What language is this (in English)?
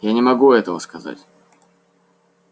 Russian